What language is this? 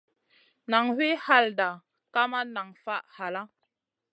Masana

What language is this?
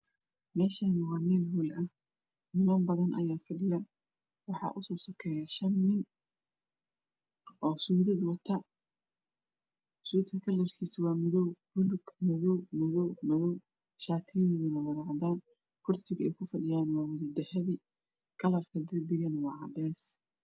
Somali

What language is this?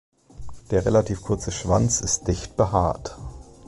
German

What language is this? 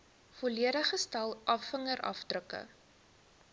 Afrikaans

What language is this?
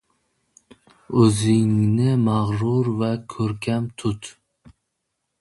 Uzbek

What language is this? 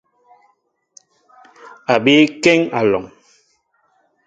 Mbo (Cameroon)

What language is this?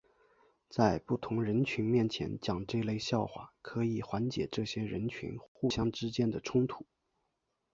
Chinese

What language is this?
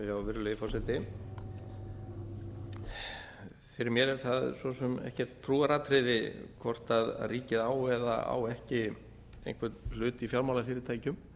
Icelandic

